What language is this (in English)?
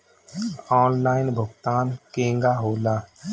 Bhojpuri